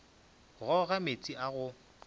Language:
Northern Sotho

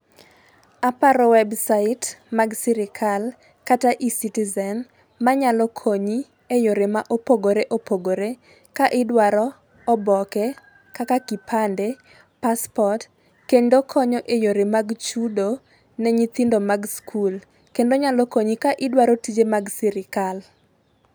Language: Luo (Kenya and Tanzania)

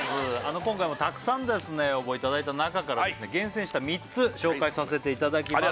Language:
Japanese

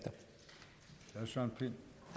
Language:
Danish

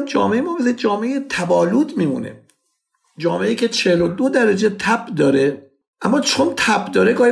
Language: Persian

